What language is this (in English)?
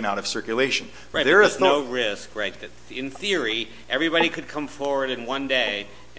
English